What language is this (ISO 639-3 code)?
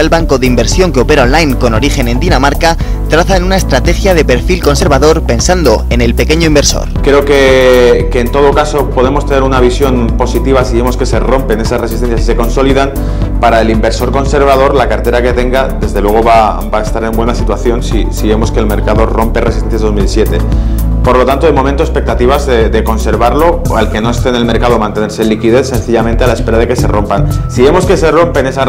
spa